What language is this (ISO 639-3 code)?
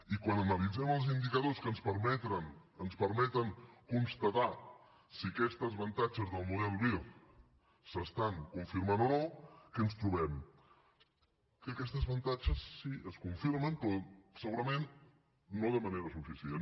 cat